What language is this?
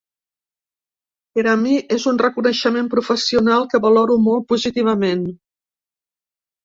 Catalan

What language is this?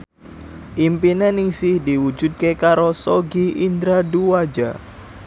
Javanese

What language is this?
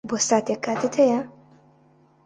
Central Kurdish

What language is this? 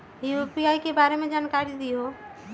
Magahi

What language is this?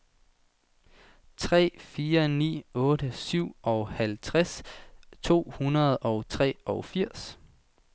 Danish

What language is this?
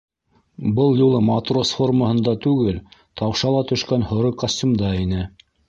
Bashkir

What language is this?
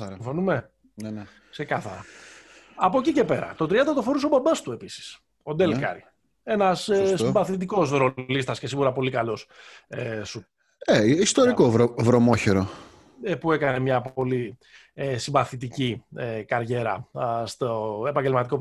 Greek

